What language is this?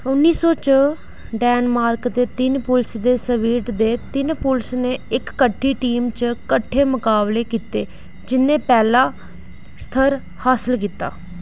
Dogri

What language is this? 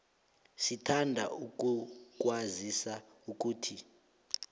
South Ndebele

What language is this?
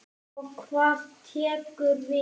Icelandic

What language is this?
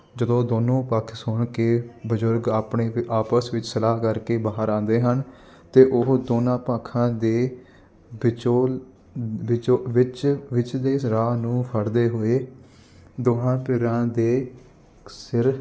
Punjabi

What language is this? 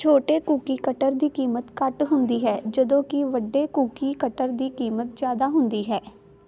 Punjabi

